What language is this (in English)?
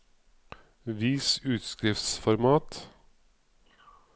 Norwegian